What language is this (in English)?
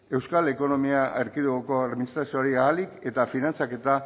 Basque